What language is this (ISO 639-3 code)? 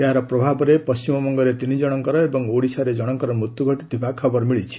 ori